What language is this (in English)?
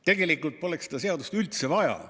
Estonian